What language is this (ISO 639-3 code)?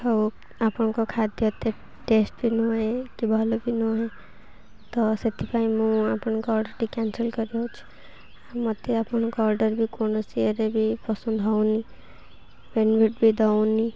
ori